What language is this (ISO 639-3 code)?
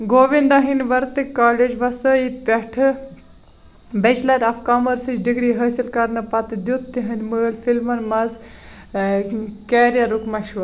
kas